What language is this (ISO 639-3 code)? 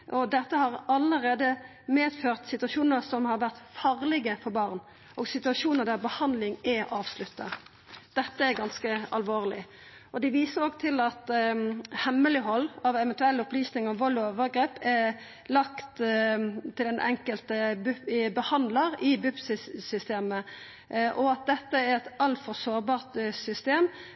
nno